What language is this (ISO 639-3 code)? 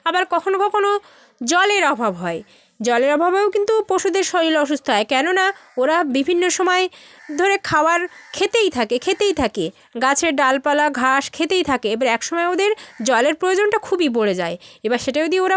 ben